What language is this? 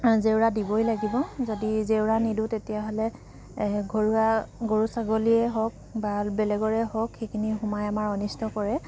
Assamese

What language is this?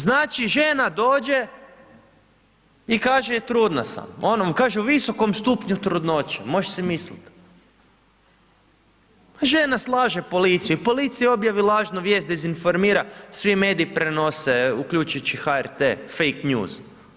Croatian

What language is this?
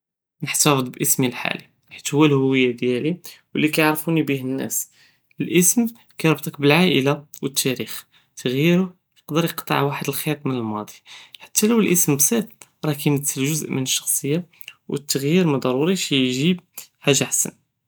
Judeo-Arabic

